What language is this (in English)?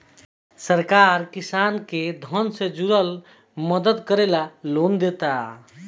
Bhojpuri